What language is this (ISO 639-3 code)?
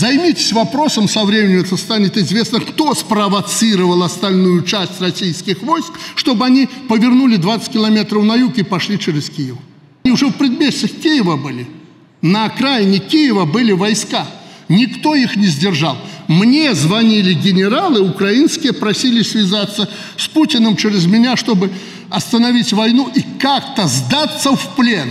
rus